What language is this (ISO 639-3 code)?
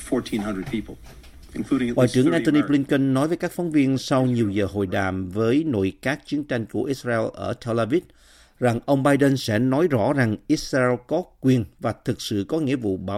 vie